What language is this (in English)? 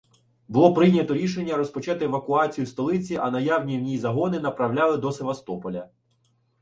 Ukrainian